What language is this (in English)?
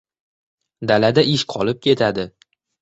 Uzbek